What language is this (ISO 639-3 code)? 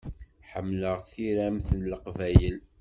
kab